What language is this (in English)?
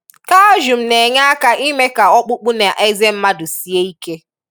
Igbo